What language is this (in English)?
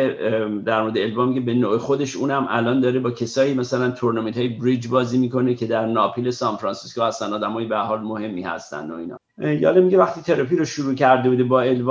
Persian